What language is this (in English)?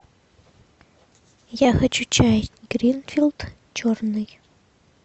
Russian